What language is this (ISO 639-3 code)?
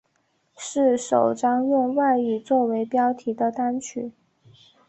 zho